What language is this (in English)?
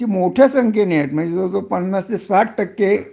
Marathi